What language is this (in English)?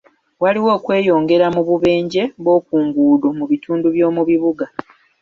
Ganda